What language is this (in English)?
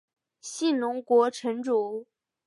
Chinese